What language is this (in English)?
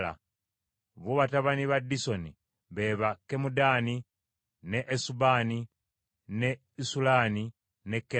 Ganda